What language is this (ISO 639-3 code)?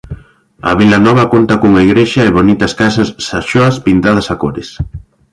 glg